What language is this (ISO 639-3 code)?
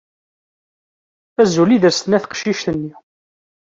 kab